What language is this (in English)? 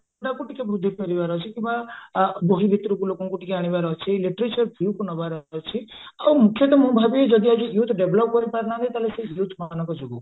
Odia